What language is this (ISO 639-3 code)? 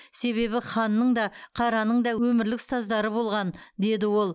kaz